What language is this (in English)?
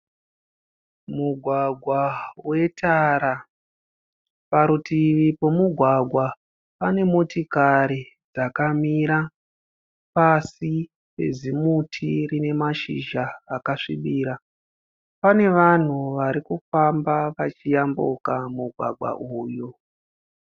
Shona